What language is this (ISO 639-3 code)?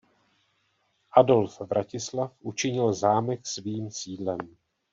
ces